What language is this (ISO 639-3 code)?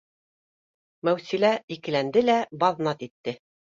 bak